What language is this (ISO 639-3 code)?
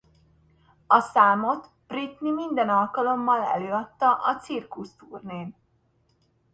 hun